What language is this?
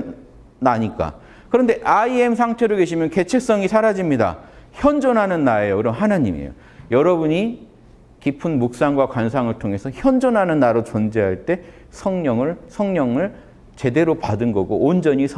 Korean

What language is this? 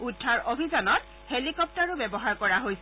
Assamese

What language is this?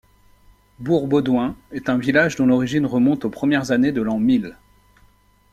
French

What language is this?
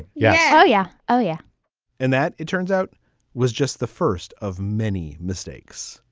English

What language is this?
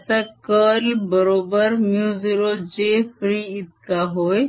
Marathi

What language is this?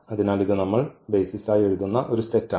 Malayalam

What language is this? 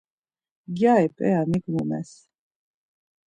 Laz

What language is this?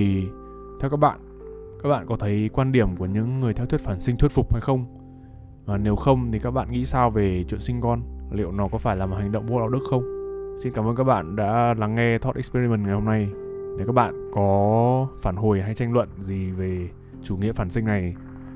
Vietnamese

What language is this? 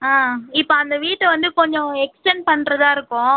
Tamil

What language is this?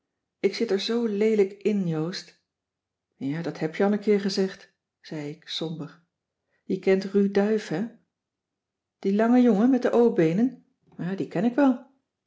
Dutch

